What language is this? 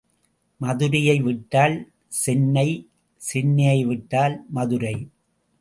Tamil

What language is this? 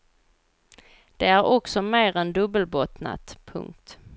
Swedish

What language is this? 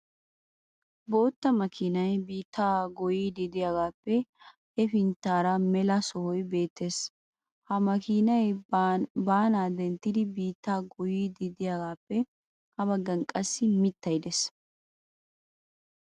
Wolaytta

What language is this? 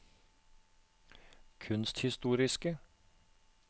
Norwegian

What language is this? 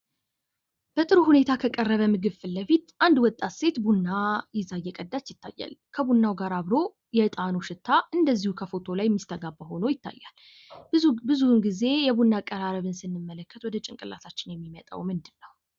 Amharic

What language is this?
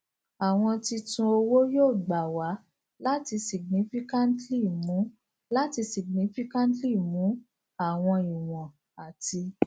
Yoruba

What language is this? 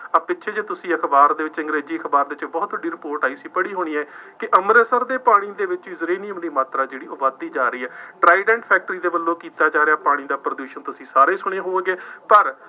Punjabi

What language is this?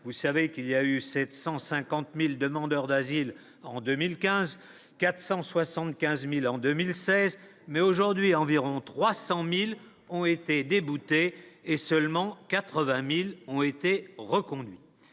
French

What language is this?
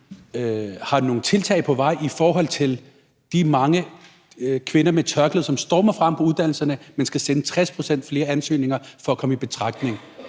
Danish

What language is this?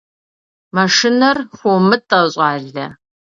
Kabardian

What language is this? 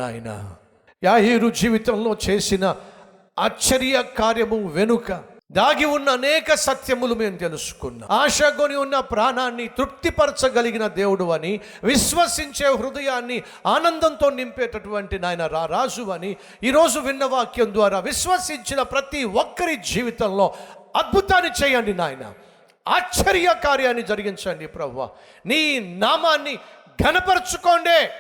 Telugu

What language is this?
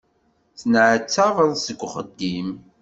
Kabyle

